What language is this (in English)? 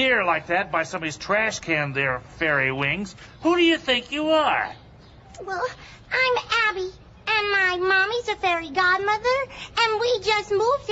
English